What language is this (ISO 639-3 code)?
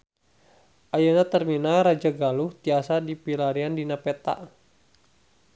sun